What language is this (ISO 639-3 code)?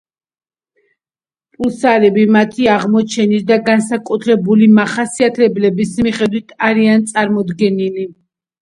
kat